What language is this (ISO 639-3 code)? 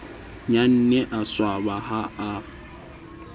sot